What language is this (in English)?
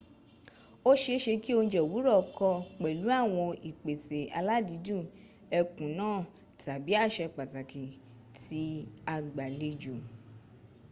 Yoruba